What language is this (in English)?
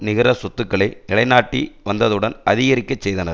Tamil